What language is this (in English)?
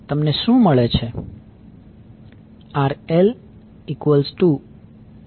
Gujarati